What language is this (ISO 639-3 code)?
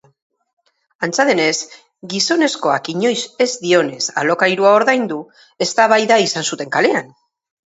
eus